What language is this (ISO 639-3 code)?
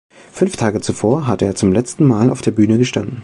deu